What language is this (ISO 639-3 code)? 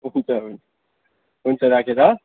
nep